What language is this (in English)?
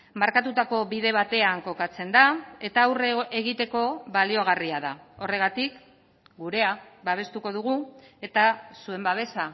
Basque